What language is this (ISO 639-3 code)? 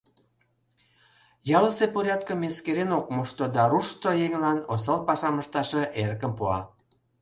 chm